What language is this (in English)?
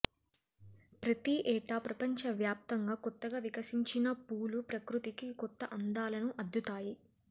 Telugu